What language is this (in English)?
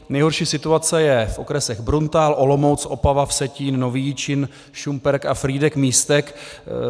Czech